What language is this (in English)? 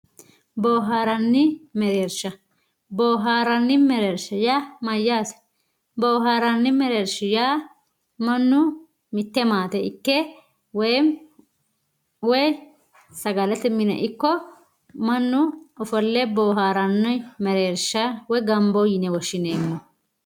Sidamo